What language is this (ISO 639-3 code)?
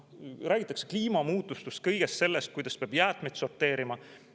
est